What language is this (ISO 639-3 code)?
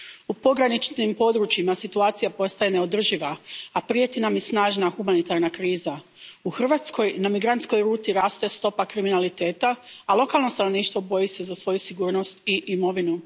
hrv